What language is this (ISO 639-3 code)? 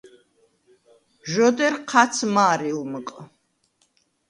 sva